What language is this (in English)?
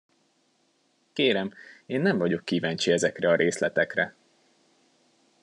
Hungarian